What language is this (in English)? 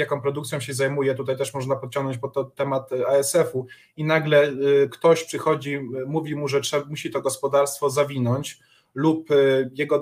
Polish